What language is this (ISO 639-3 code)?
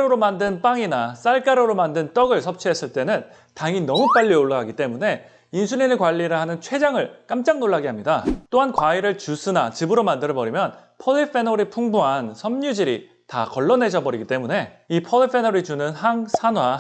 kor